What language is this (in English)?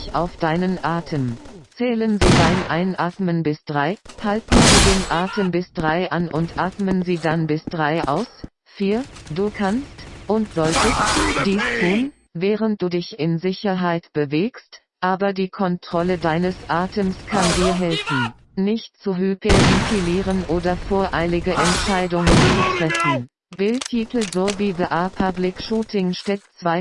German